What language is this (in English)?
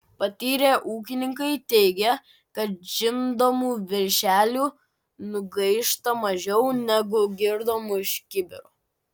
Lithuanian